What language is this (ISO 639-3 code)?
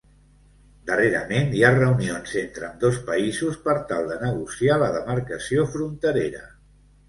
cat